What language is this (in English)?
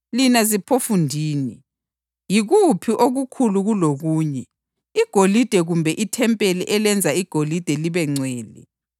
North Ndebele